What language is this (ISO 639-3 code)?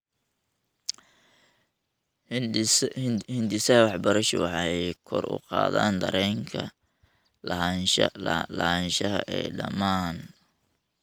som